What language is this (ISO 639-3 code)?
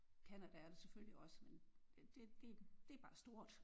dan